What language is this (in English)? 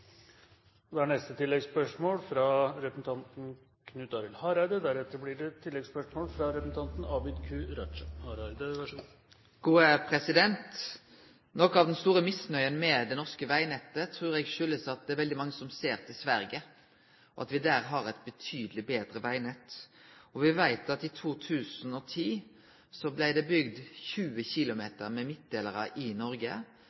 Norwegian Nynorsk